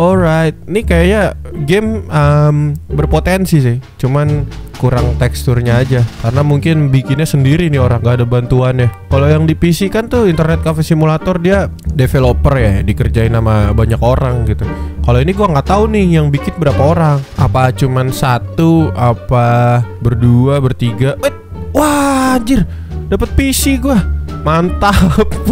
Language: Indonesian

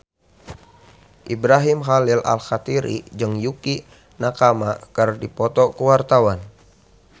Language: Sundanese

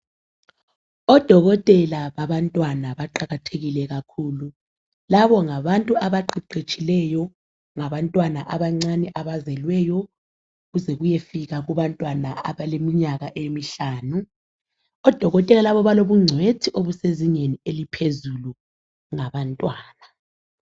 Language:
North Ndebele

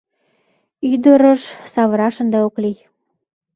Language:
Mari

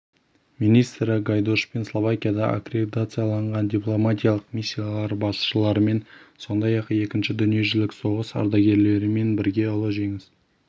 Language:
Kazakh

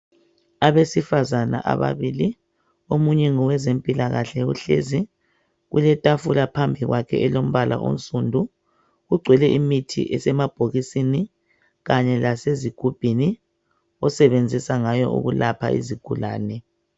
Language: North Ndebele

